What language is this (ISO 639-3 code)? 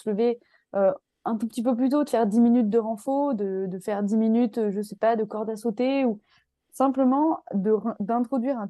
fra